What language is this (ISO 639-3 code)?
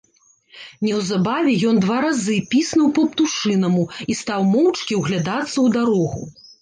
bel